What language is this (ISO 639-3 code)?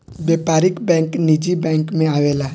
bho